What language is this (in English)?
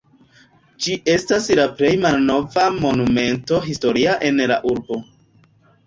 Esperanto